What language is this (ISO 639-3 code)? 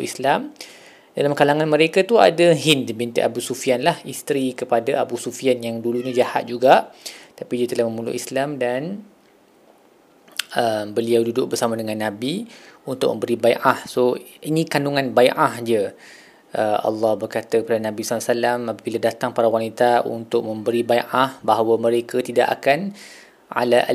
msa